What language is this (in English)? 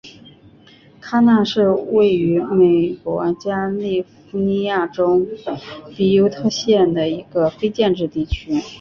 Chinese